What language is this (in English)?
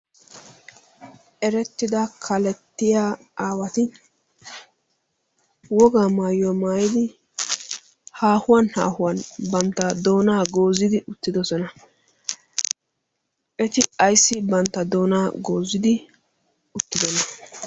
Wolaytta